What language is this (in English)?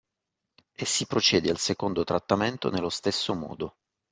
Italian